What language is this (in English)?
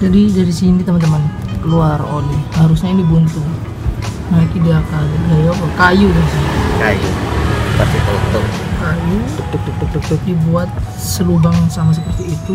Indonesian